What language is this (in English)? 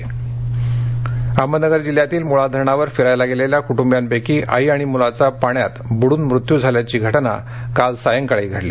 Marathi